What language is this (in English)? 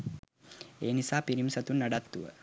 Sinhala